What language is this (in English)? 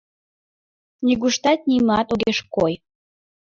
Mari